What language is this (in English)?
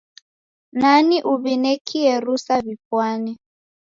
Taita